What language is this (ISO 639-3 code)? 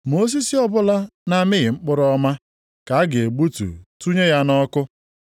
ibo